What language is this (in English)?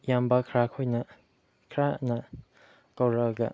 Manipuri